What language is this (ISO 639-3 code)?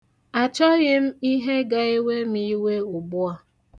ibo